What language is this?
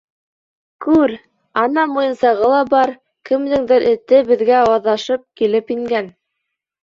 Bashkir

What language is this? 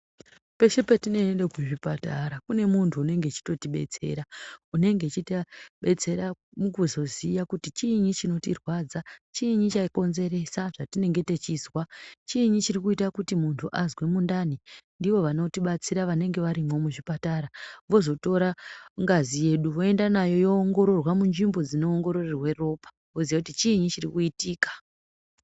Ndau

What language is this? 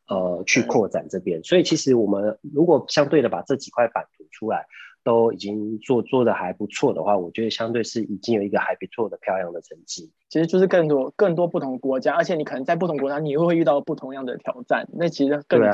Chinese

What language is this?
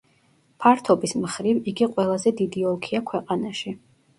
Georgian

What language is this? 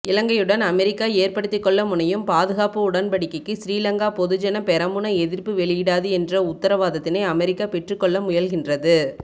Tamil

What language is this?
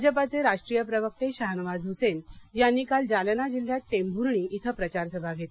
Marathi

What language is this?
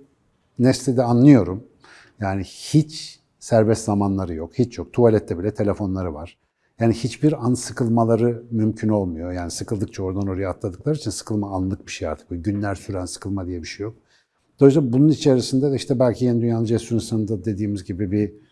Turkish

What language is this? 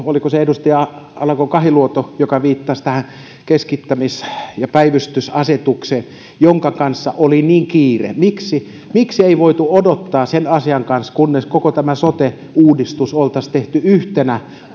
Finnish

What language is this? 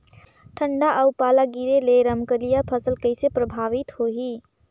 Chhattisgarhi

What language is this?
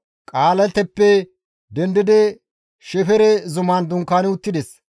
Gamo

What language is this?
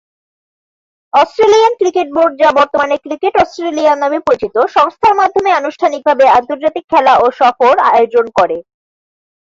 Bangla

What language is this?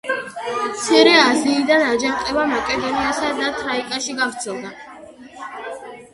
Georgian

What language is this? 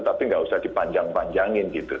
Indonesian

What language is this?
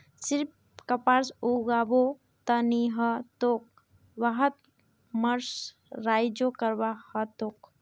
Magahi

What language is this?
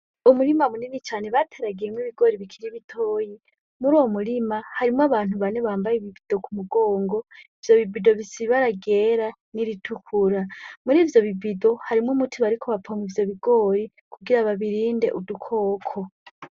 Rundi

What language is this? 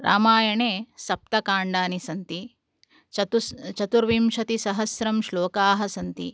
Sanskrit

